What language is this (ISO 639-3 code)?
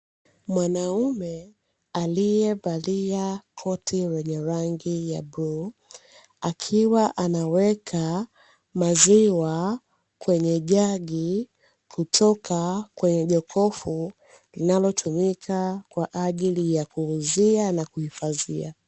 swa